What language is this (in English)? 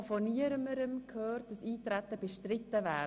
Swiss German